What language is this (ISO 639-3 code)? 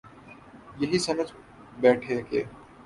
urd